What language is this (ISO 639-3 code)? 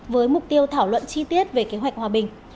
vie